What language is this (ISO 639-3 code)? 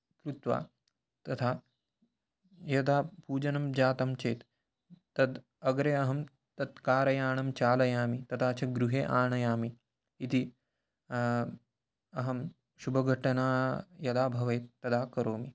san